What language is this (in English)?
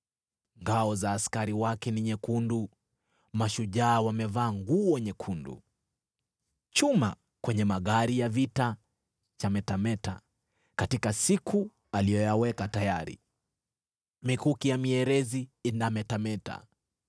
Swahili